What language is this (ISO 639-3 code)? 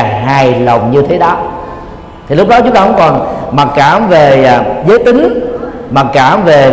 vie